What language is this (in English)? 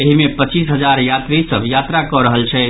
Maithili